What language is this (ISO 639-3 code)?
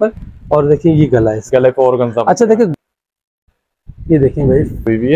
hin